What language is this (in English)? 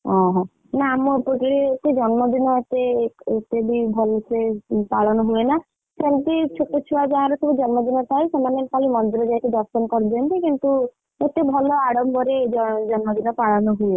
Odia